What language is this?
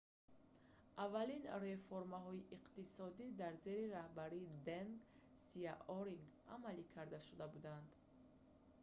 Tajik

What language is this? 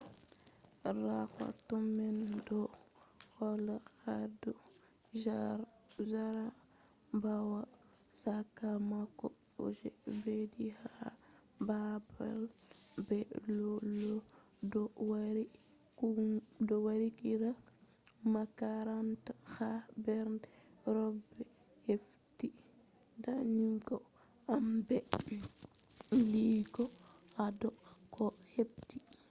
Fula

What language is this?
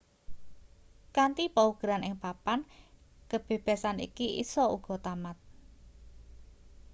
Javanese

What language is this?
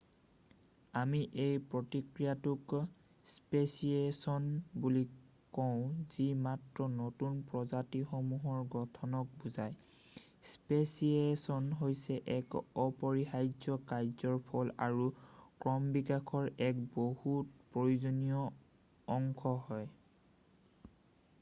Assamese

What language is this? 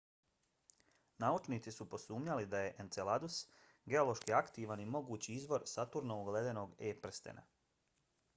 Bosnian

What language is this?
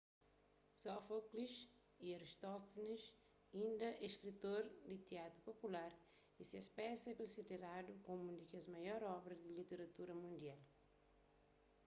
Kabuverdianu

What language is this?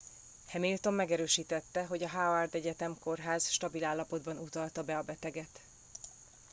Hungarian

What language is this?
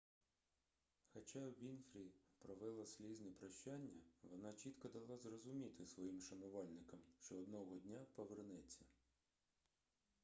Ukrainian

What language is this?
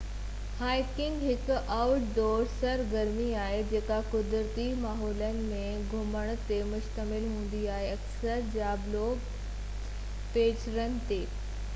Sindhi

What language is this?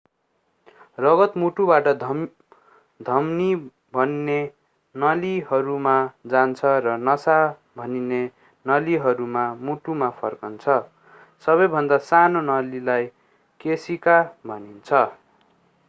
Nepali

